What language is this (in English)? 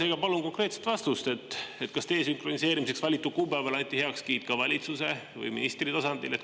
Estonian